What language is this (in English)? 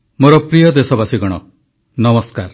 Odia